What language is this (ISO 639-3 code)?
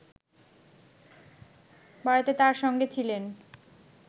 ben